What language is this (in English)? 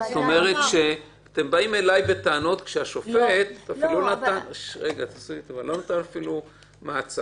Hebrew